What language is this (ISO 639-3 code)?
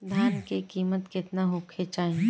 bho